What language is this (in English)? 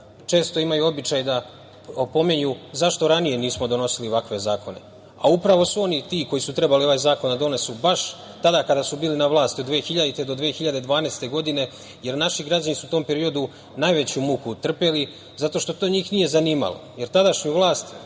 Serbian